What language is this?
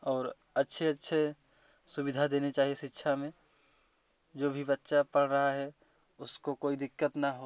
Hindi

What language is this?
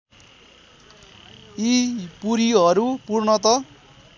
Nepali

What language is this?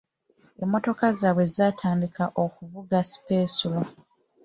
Ganda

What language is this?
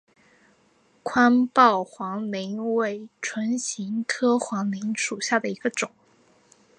Chinese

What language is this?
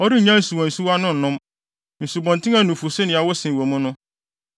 Akan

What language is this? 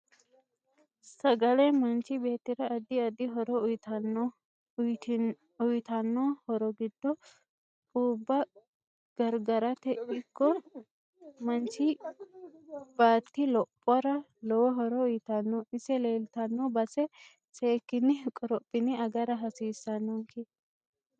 Sidamo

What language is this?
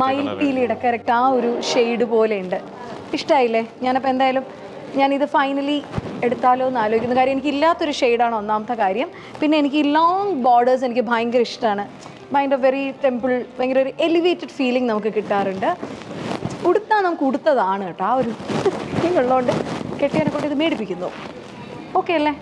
Malayalam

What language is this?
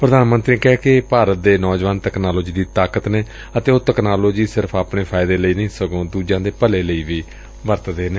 Punjabi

